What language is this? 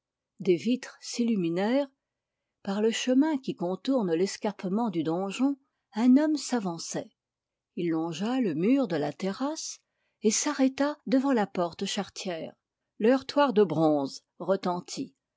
French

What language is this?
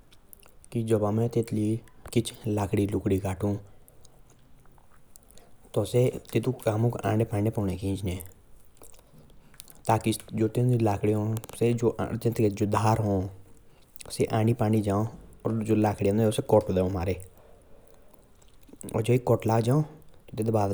Jaunsari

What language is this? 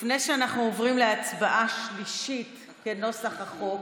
Hebrew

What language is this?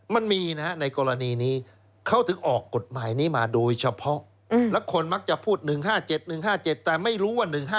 Thai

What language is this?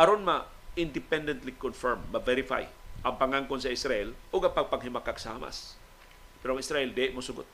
Filipino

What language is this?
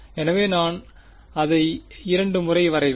Tamil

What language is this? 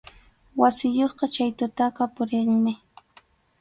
Arequipa-La Unión Quechua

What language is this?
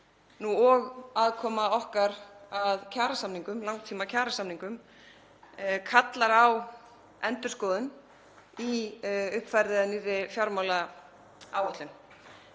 Icelandic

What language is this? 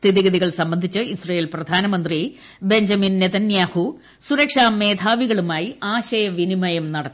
Malayalam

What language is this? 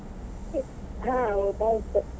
Kannada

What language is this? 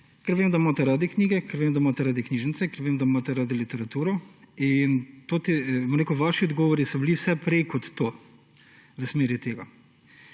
Slovenian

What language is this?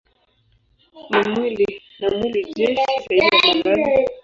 Swahili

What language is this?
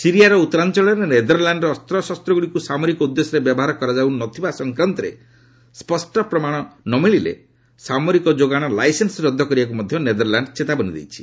Odia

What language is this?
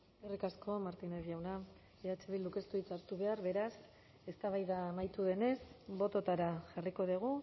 Basque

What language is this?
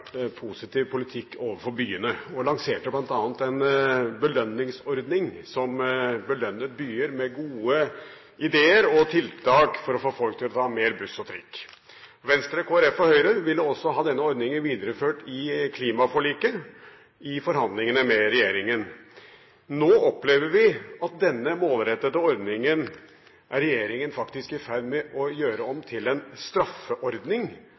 Norwegian Bokmål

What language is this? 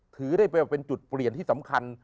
Thai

